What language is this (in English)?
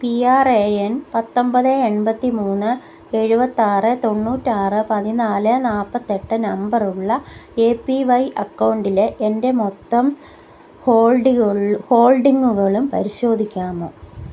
Malayalam